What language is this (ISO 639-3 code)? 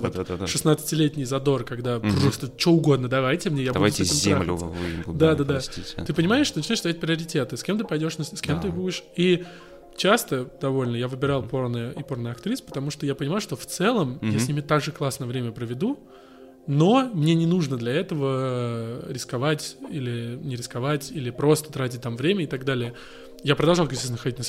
rus